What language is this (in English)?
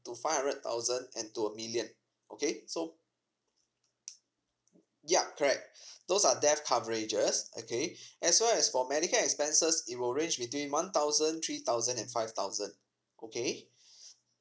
English